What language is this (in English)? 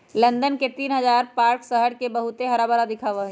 Magahi